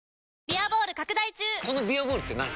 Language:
Japanese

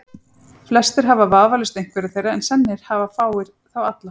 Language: Icelandic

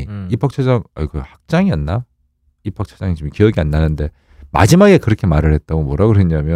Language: Korean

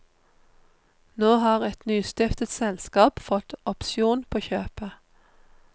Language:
Norwegian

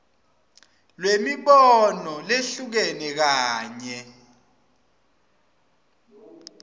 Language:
Swati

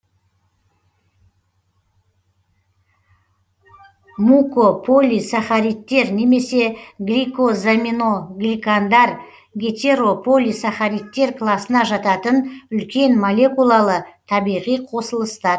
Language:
Kazakh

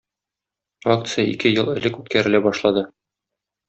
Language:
Tatar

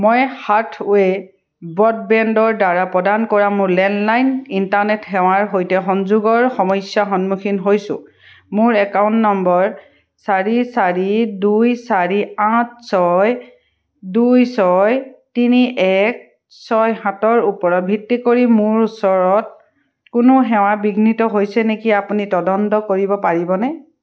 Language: Assamese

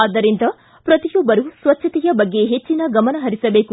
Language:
Kannada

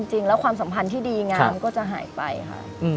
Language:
Thai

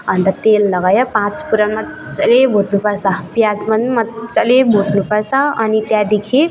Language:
Nepali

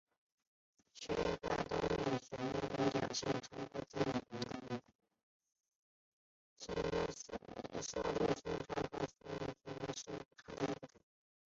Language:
Chinese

